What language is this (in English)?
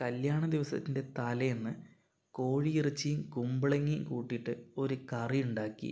Malayalam